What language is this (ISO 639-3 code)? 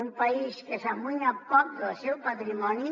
cat